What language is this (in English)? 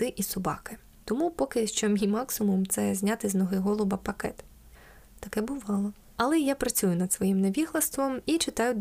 Ukrainian